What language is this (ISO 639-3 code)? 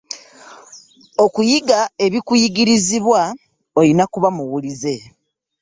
lug